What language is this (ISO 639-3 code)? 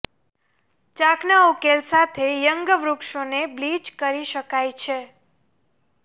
guj